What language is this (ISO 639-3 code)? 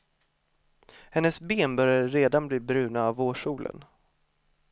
swe